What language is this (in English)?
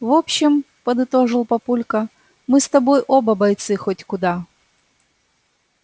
Russian